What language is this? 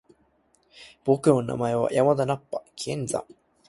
Japanese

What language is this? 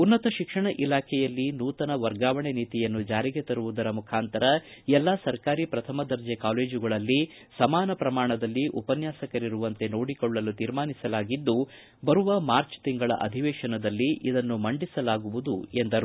Kannada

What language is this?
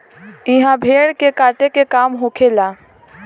Bhojpuri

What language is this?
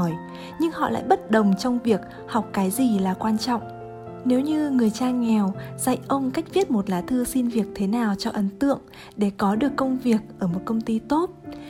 Vietnamese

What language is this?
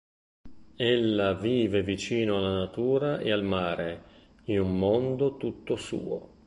Italian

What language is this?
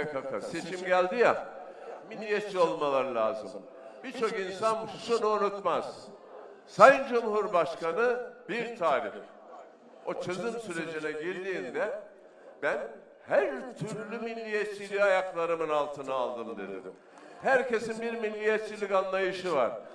Turkish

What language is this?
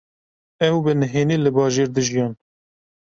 Kurdish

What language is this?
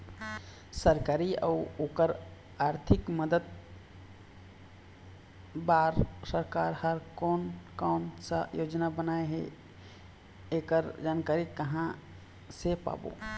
Chhattisgarhi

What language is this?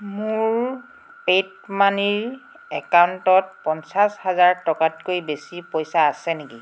Assamese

